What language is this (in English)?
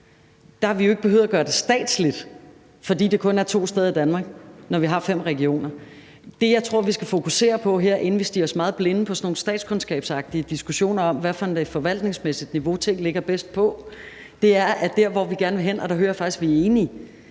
Danish